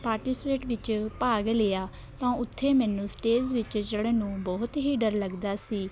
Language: Punjabi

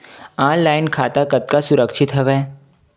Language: Chhattisgarhi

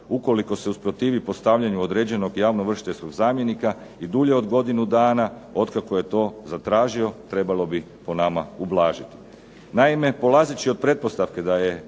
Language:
Croatian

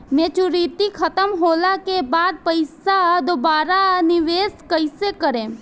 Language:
Bhojpuri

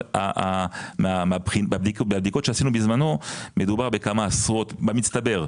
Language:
Hebrew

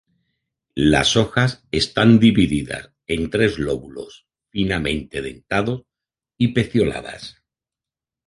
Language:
Spanish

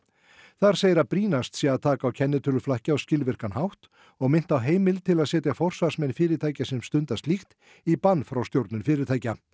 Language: Icelandic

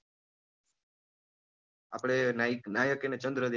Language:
Gujarati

